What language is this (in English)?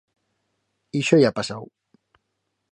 Aragonese